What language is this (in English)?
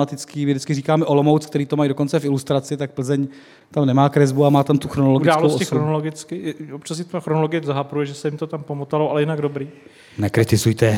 Czech